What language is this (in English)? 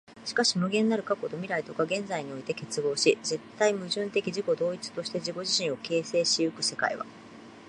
Japanese